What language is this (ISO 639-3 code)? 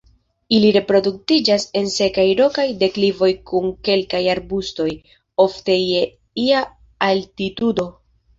epo